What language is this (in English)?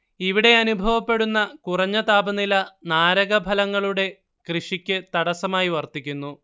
Malayalam